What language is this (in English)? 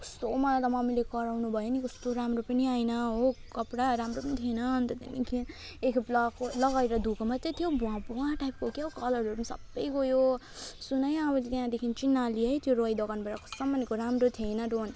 Nepali